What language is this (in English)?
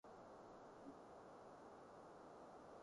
Cantonese